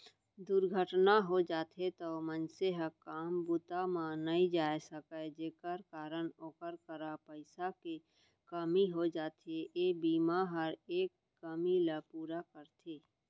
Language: Chhattisgarhi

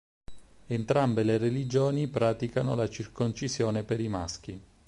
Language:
Italian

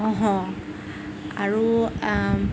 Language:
Assamese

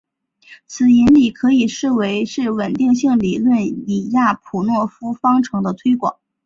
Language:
Chinese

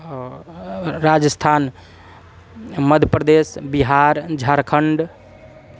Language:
Sanskrit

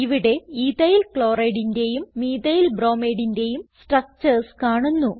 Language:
Malayalam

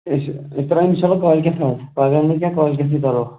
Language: Kashmiri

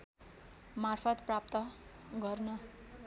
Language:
Nepali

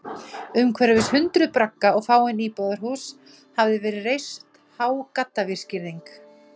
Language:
Icelandic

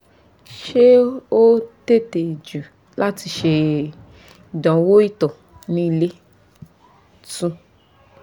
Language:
Yoruba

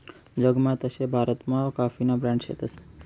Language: Marathi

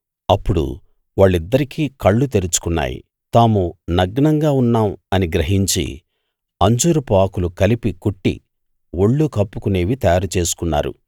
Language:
Telugu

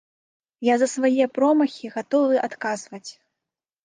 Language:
Belarusian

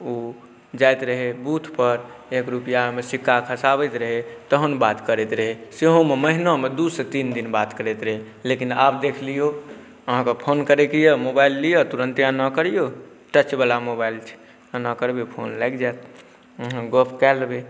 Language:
Maithili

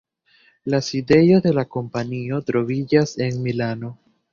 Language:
Esperanto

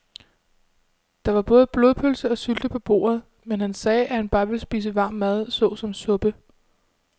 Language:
Danish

